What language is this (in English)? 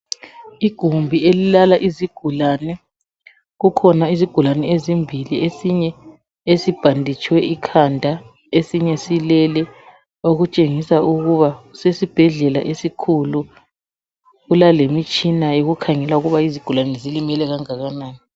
North Ndebele